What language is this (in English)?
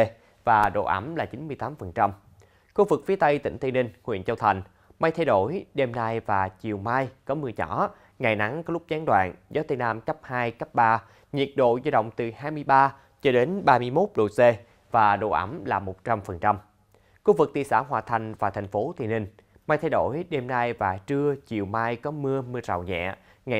Vietnamese